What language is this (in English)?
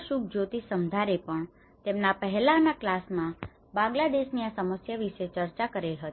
Gujarati